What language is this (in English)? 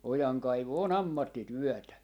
Finnish